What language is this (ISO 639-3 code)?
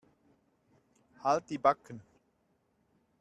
deu